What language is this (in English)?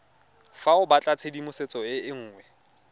Tswana